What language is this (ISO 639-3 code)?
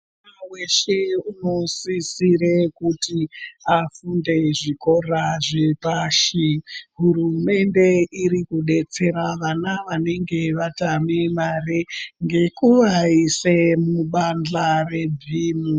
ndc